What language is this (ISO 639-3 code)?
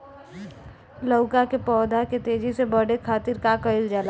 bho